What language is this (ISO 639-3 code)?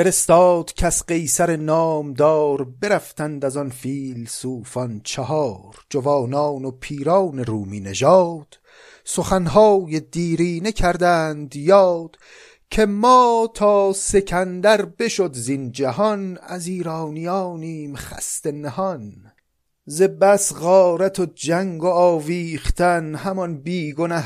fas